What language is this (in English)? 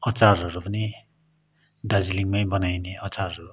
Nepali